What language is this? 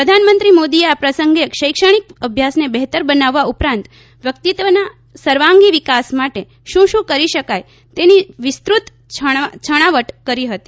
Gujarati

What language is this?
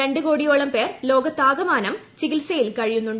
Malayalam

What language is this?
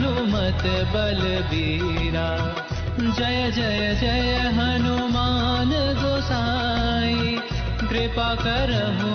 Hindi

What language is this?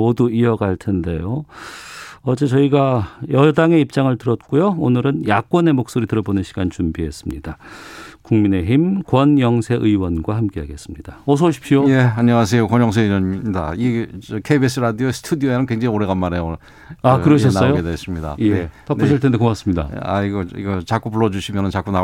Korean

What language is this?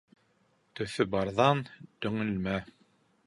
Bashkir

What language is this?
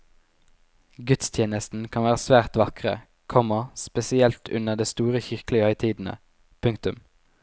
Norwegian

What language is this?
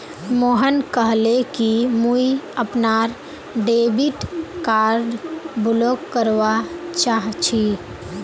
Magahi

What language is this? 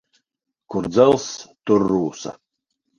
Latvian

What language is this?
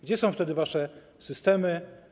Polish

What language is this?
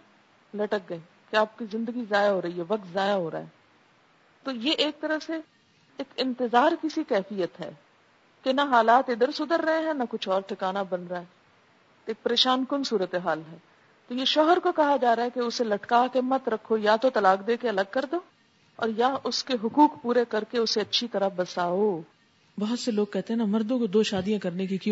Urdu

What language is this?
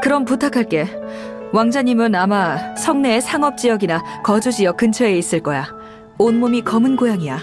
Korean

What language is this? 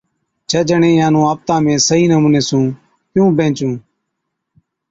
Od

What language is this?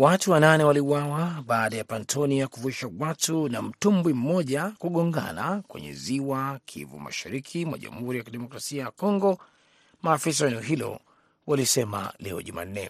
Swahili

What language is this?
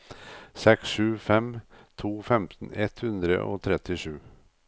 Norwegian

